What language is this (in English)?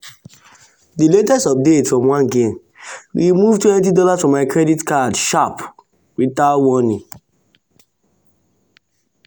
Nigerian Pidgin